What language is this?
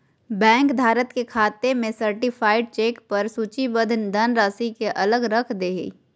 Magahi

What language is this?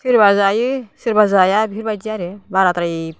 Bodo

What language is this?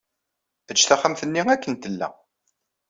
Kabyle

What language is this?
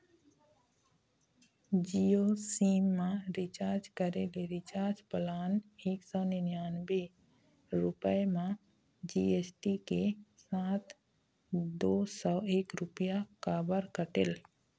Chhattisgarhi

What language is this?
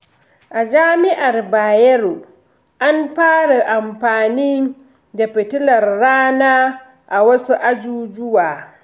Hausa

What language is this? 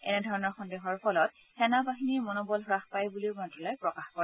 Assamese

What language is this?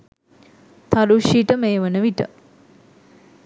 Sinhala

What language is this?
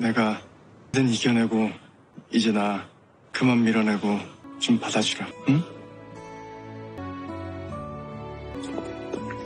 Korean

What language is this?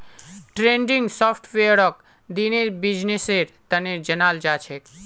Magahi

